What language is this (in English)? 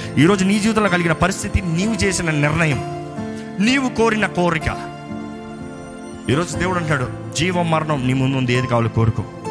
Telugu